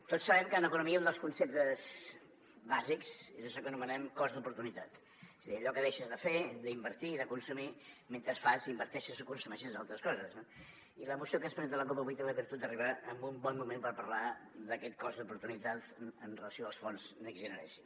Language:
Catalan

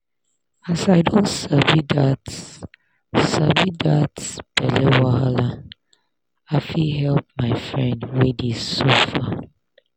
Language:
Nigerian Pidgin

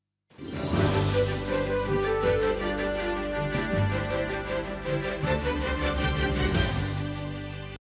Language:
Ukrainian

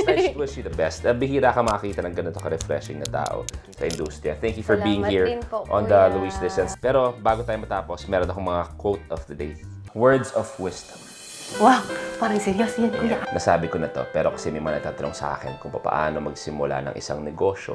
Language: Filipino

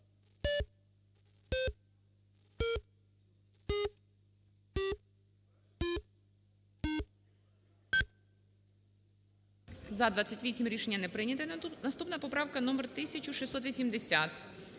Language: Ukrainian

